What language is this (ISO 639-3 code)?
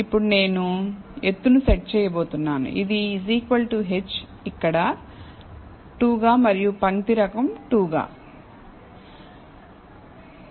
tel